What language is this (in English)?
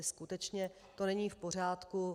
Czech